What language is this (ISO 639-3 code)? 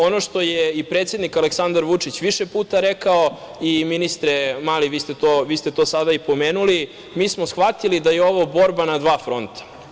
srp